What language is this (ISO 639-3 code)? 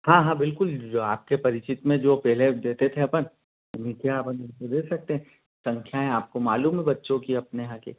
hin